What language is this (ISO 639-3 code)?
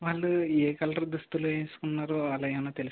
tel